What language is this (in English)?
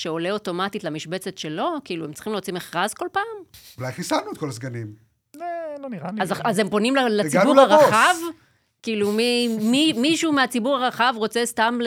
Hebrew